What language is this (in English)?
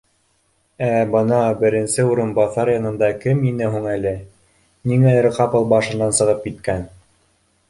Bashkir